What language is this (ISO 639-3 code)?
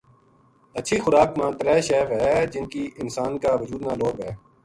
gju